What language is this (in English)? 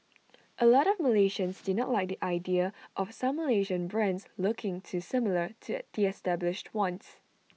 English